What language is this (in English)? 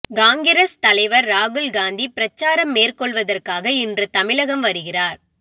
Tamil